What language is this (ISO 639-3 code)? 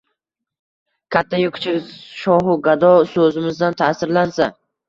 uzb